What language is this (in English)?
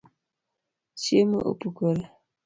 Luo (Kenya and Tanzania)